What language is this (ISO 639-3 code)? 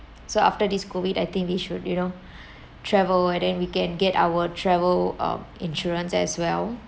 eng